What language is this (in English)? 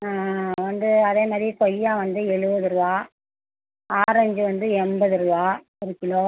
Tamil